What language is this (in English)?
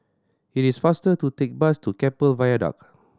English